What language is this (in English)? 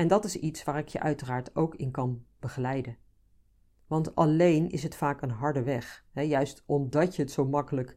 Dutch